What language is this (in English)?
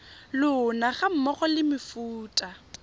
Tswana